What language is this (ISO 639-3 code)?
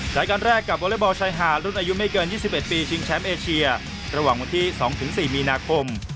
tha